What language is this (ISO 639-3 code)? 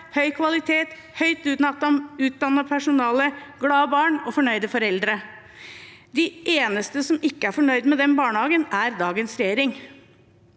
nor